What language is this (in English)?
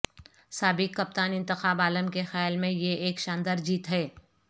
Urdu